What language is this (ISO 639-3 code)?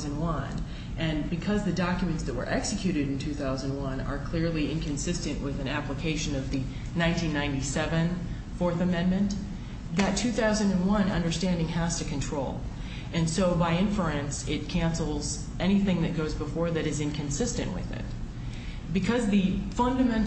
eng